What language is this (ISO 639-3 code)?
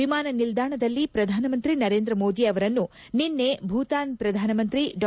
kan